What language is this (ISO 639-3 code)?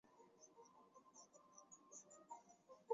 zho